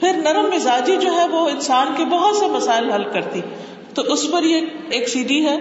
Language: Urdu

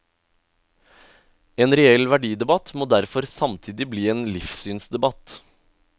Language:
Norwegian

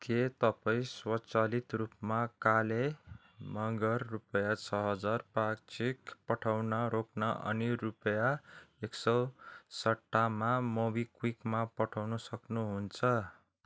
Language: Nepali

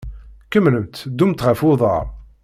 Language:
Kabyle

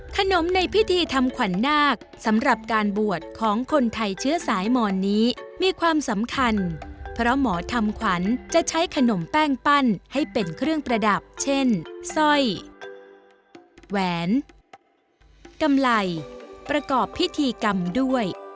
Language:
Thai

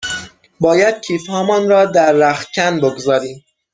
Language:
Persian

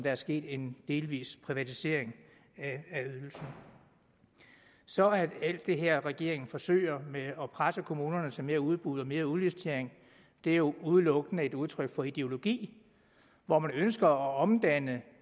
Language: Danish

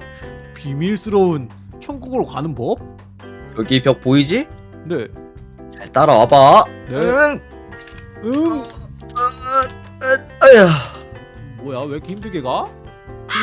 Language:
Korean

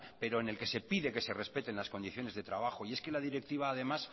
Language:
Spanish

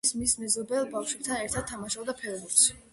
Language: Georgian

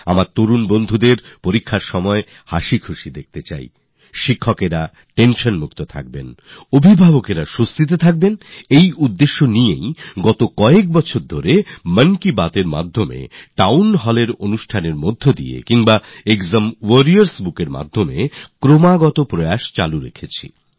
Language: Bangla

